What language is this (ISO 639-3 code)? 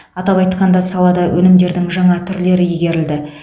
kaz